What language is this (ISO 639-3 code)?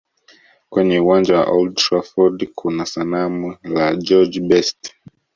swa